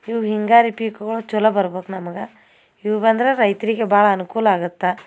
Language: Kannada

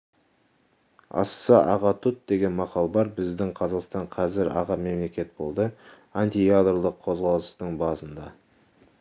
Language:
Kazakh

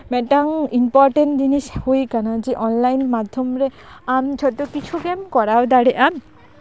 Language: Santali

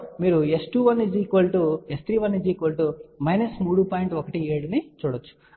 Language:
Telugu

